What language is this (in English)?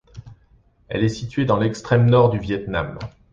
French